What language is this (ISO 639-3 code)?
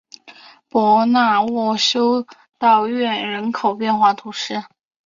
zho